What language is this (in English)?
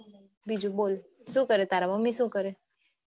Gujarati